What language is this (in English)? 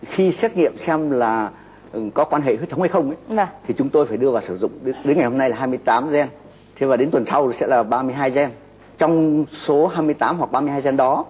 Vietnamese